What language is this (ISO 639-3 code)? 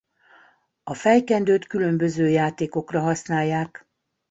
hun